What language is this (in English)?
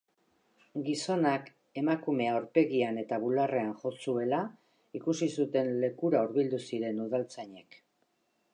Basque